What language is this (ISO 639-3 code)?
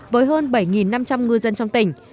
vie